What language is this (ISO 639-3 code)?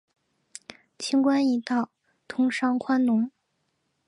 zho